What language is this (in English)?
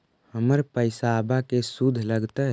Magahi